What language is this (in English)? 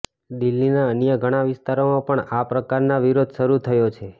Gujarati